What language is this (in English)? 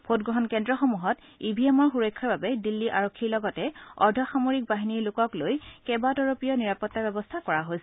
Assamese